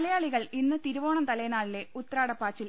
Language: Malayalam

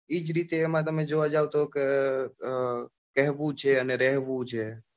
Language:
Gujarati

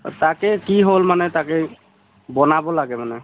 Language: Assamese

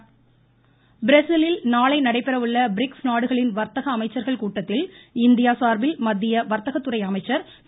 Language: Tamil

